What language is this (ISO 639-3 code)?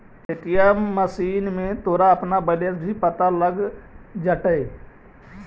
mag